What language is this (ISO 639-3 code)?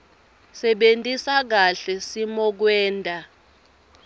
ssw